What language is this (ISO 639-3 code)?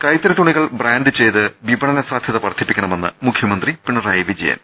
mal